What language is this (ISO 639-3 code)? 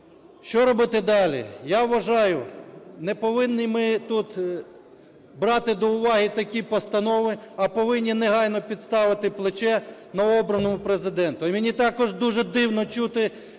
ukr